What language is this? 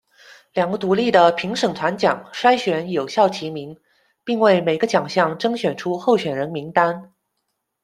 Chinese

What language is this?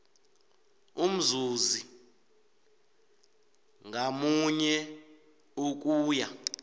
South Ndebele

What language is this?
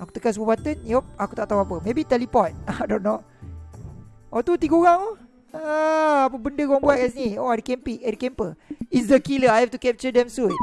Malay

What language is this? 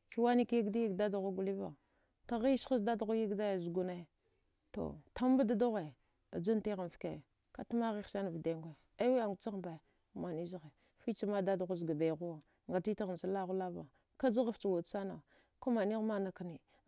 Dghwede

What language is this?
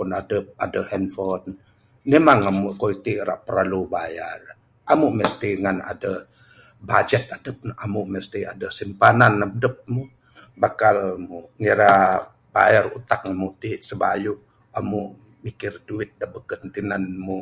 Bukar-Sadung Bidayuh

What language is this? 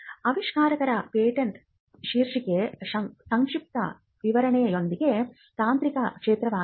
Kannada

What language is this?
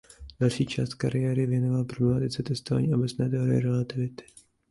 Czech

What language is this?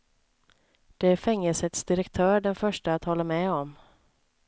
Swedish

